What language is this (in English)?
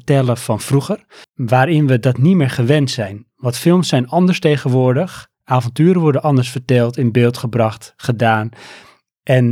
Dutch